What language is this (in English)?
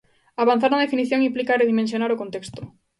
Galician